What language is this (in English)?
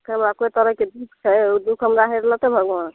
Maithili